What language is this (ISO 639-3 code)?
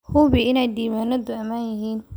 som